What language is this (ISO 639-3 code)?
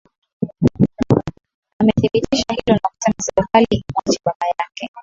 swa